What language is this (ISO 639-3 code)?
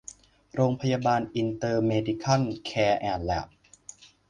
tha